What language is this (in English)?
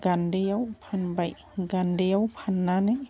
Bodo